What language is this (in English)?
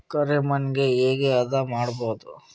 Kannada